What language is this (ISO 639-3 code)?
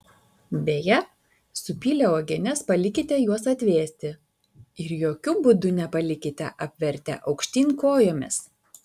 lit